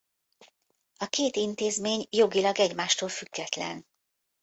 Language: Hungarian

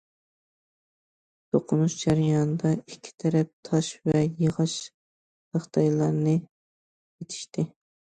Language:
Uyghur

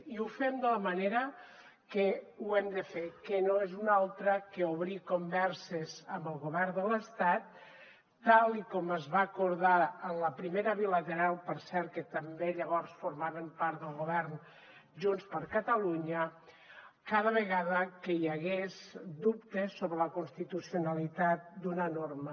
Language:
Catalan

